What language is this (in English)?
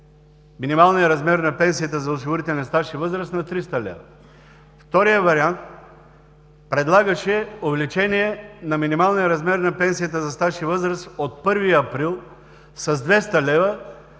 Bulgarian